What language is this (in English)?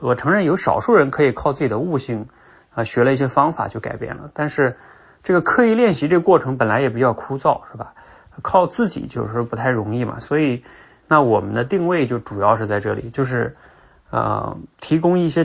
Chinese